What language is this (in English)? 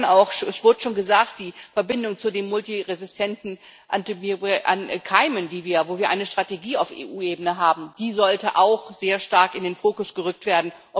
German